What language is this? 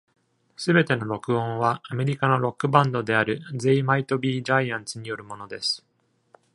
Japanese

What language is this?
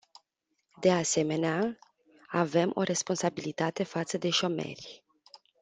Romanian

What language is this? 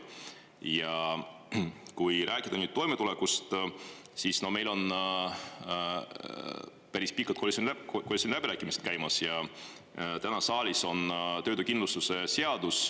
Estonian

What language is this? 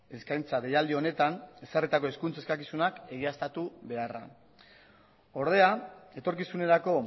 Basque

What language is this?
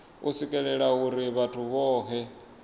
Venda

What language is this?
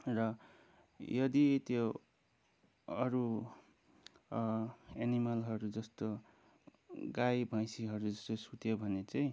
Nepali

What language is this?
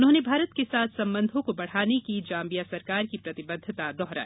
Hindi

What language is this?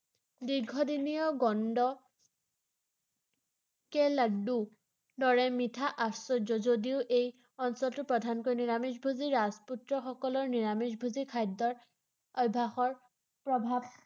Assamese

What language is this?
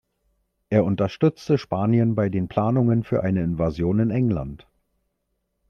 German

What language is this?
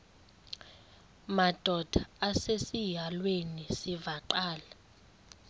Xhosa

